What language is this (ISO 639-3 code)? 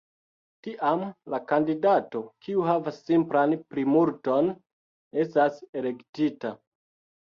epo